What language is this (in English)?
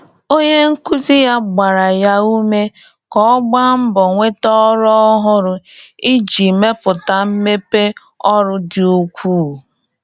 Igbo